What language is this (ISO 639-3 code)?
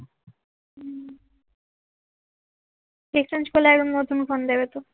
ben